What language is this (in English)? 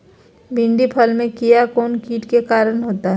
Magahi